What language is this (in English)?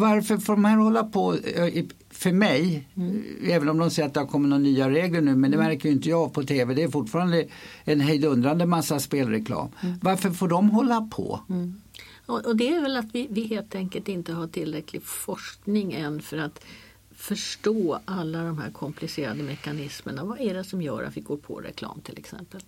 Swedish